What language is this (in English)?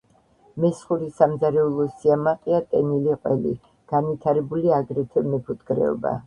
Georgian